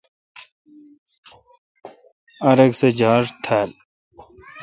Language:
Kalkoti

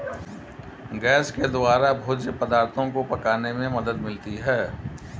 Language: Hindi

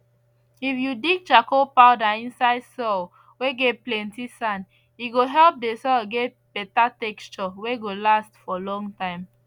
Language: Nigerian Pidgin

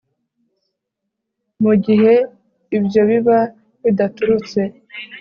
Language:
Kinyarwanda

